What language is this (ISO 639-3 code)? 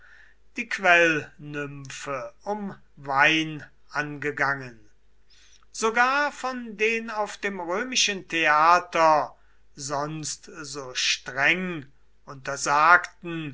deu